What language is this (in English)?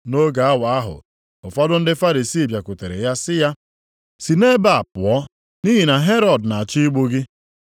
Igbo